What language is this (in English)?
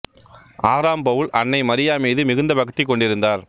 Tamil